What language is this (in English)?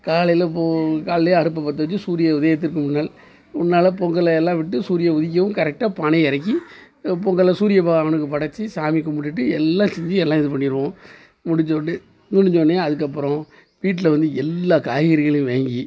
Tamil